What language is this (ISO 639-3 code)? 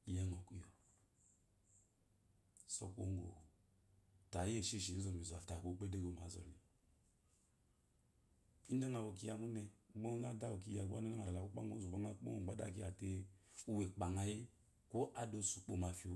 afo